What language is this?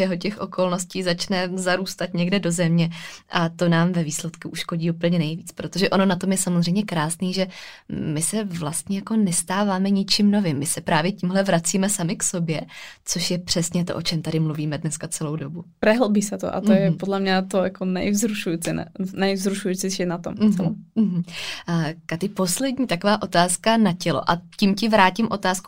Czech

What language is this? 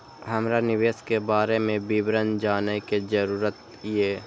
Maithili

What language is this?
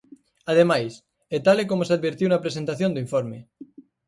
Galician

